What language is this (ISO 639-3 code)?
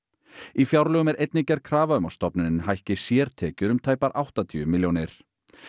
isl